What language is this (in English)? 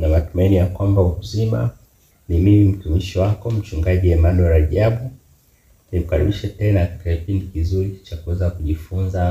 Swahili